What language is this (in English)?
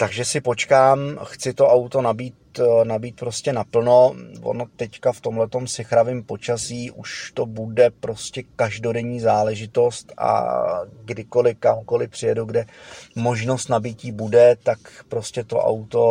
Czech